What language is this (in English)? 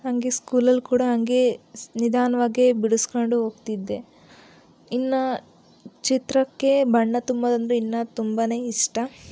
Kannada